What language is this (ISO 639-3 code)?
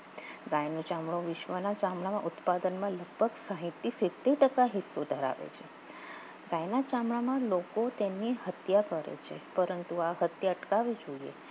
guj